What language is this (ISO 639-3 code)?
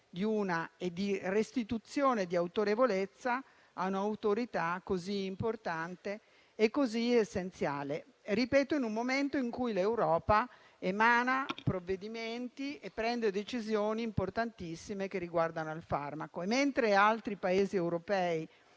ita